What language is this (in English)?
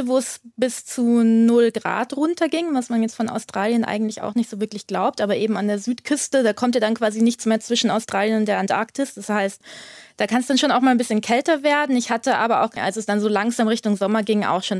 German